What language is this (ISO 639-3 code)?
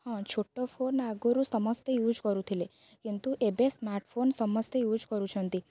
ori